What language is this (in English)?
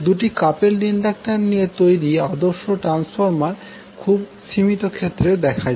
Bangla